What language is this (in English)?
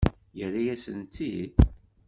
Kabyle